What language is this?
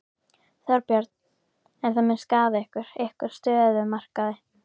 Icelandic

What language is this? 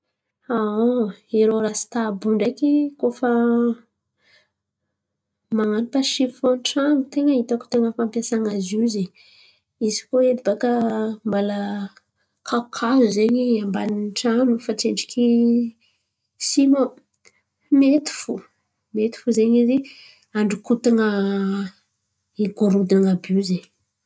Antankarana Malagasy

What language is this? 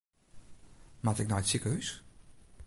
Western Frisian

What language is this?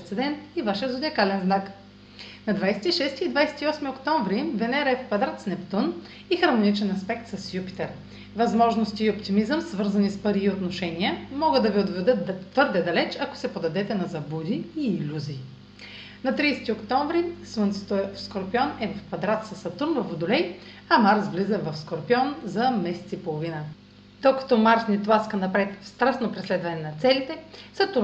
Bulgarian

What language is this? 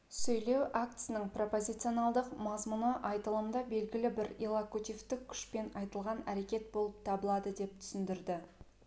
Kazakh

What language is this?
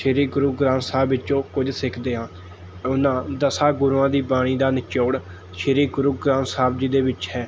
Punjabi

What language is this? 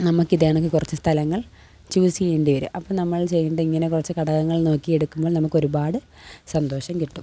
Malayalam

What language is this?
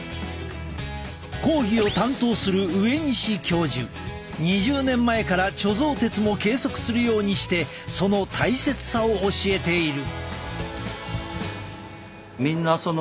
Japanese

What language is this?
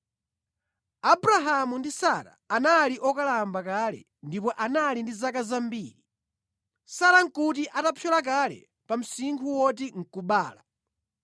Nyanja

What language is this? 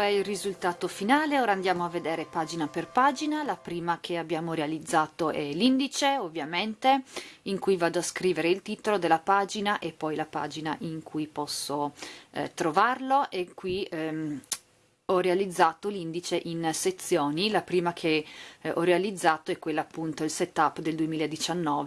Italian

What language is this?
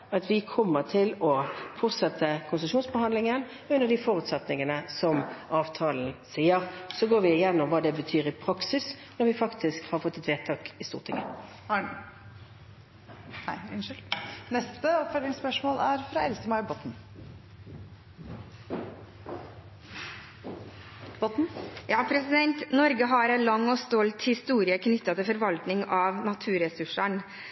Norwegian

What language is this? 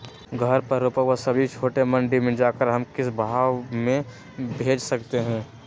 Magahi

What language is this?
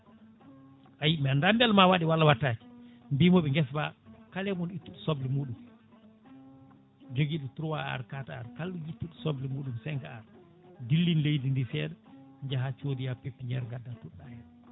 Fula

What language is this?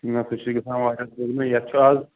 Kashmiri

